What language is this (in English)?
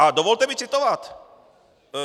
Czech